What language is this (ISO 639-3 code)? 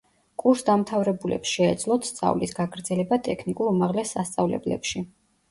kat